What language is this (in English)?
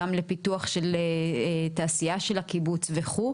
Hebrew